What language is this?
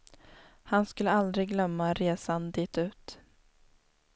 Swedish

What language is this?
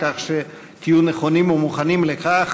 Hebrew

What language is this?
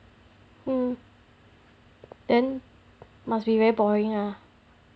English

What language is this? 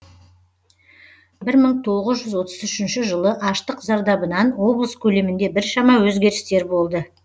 Kazakh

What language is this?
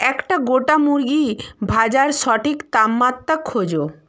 Bangla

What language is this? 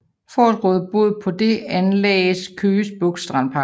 Danish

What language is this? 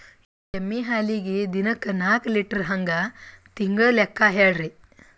Kannada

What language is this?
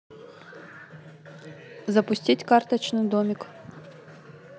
Russian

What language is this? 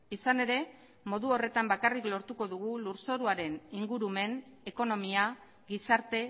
Basque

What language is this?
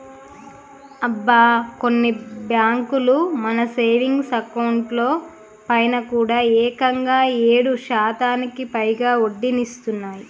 Telugu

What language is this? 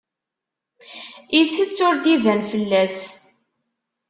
Kabyle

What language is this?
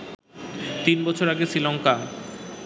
Bangla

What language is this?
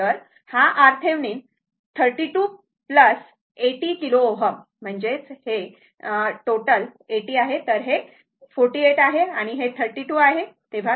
Marathi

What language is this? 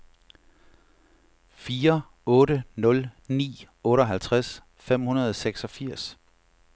Danish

